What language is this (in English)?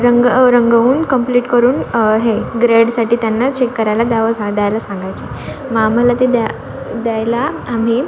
Marathi